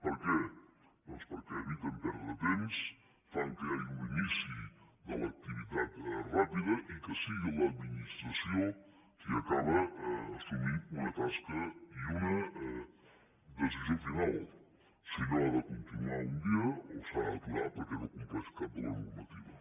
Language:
Catalan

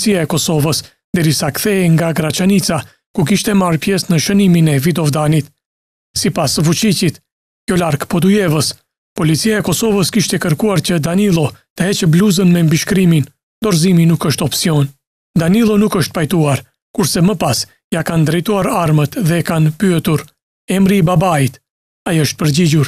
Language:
Romanian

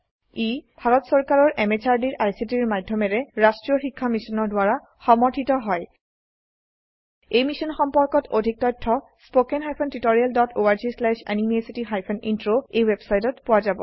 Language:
Assamese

